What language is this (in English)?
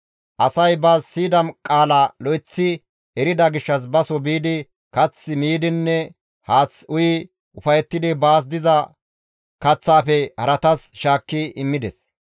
Gamo